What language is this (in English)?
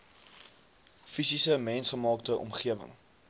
Afrikaans